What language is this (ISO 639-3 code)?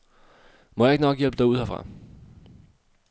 dan